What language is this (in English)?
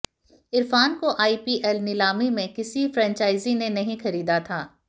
Hindi